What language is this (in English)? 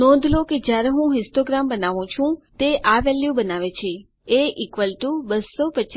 Gujarati